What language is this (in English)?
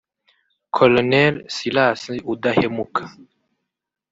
Kinyarwanda